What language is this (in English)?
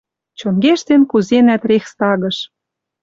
Western Mari